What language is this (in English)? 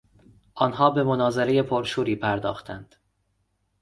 Persian